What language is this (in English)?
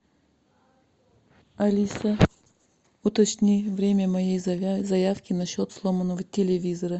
Russian